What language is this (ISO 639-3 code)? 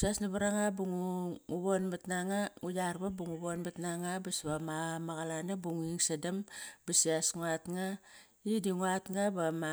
ckr